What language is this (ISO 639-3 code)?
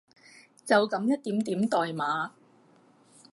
yue